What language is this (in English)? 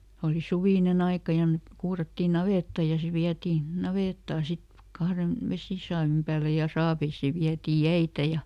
Finnish